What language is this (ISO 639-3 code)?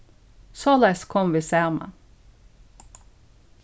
fao